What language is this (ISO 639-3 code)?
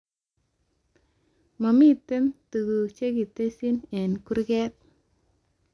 kln